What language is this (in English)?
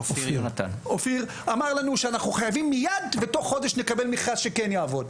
Hebrew